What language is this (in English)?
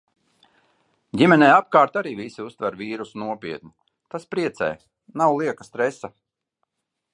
Latvian